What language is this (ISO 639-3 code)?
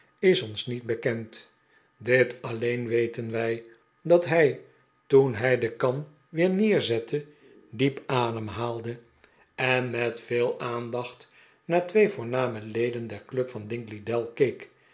nld